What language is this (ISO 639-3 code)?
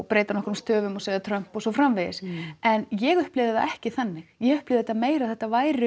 isl